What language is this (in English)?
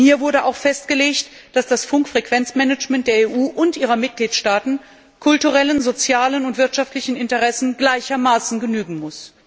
German